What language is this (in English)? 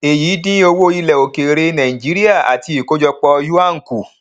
Yoruba